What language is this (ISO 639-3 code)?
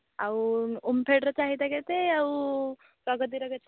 ori